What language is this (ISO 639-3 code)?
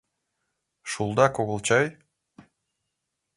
chm